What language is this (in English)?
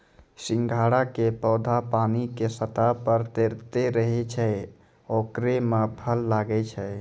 Maithili